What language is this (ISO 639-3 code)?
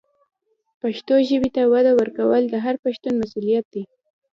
pus